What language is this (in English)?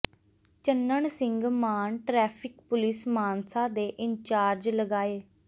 Punjabi